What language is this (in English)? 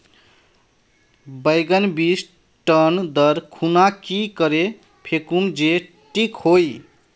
Magahi